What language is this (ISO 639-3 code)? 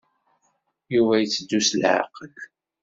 kab